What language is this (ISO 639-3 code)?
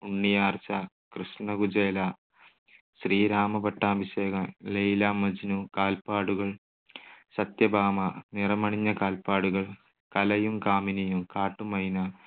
mal